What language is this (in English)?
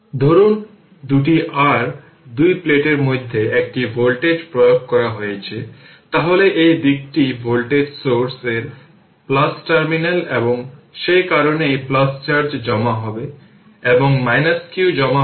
Bangla